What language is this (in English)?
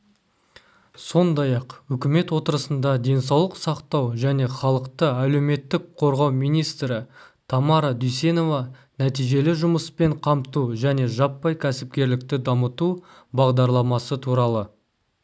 Kazakh